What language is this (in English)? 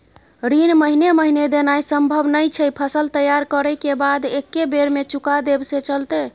Maithili